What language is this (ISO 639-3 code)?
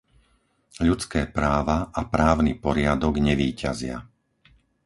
slk